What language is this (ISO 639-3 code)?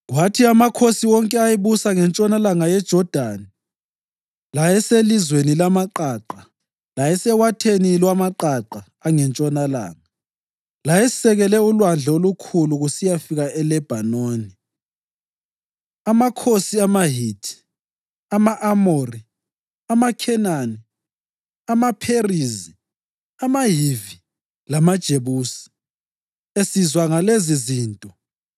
nde